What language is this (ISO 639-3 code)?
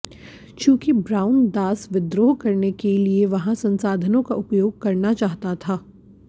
hin